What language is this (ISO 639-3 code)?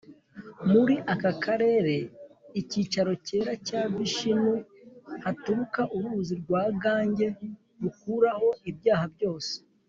kin